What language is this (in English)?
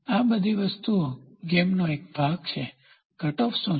Gujarati